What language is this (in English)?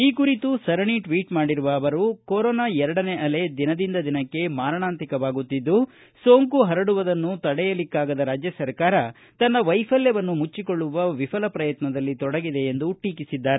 Kannada